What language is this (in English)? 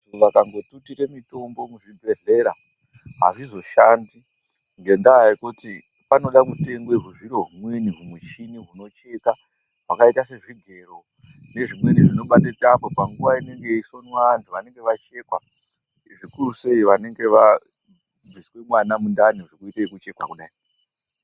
Ndau